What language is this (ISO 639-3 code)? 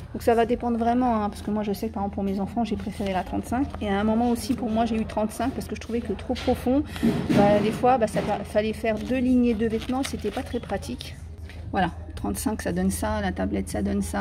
fra